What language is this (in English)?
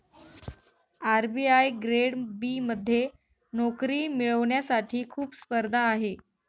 Marathi